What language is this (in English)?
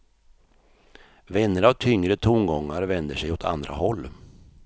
Swedish